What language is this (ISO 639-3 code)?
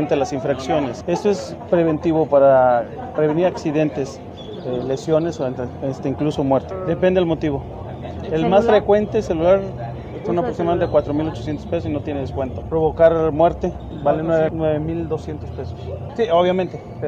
spa